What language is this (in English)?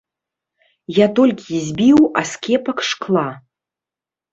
Belarusian